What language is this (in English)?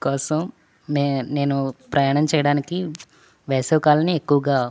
Telugu